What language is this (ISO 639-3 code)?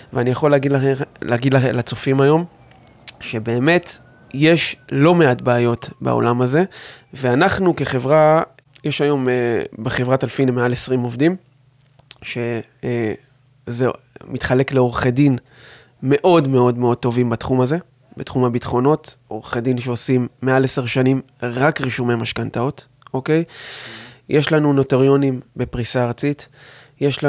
heb